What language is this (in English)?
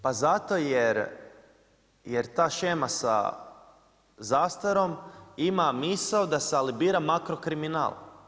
Croatian